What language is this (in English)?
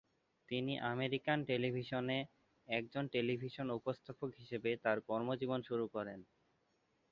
Bangla